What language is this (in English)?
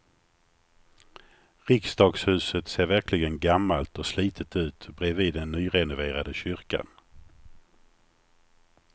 Swedish